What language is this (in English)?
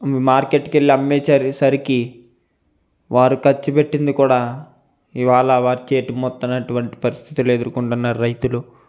Telugu